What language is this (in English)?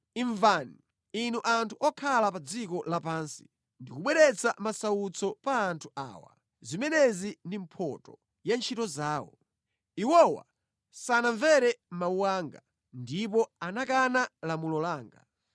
Nyanja